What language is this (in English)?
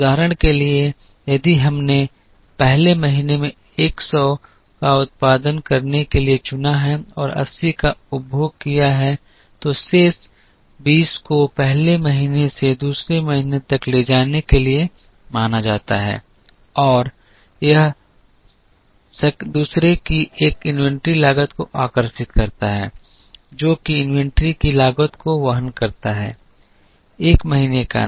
Hindi